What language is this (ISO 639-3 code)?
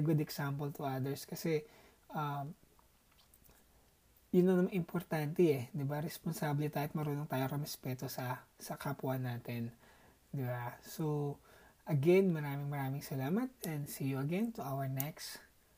fil